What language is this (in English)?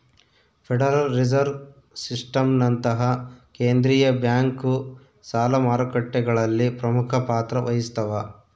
Kannada